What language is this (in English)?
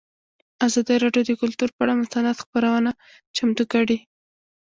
Pashto